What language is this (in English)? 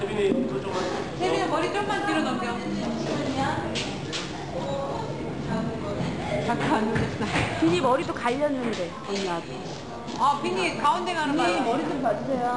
Korean